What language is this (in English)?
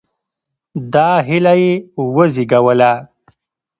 Pashto